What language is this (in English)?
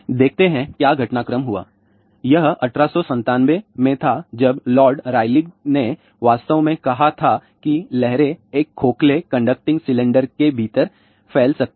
Hindi